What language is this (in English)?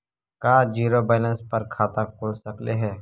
Magahi